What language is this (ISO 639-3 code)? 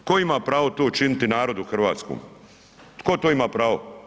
hrv